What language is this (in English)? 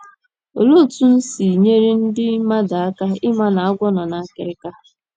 Igbo